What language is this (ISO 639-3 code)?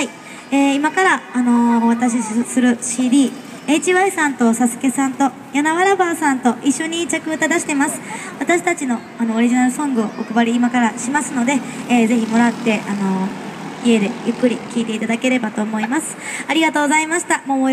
jpn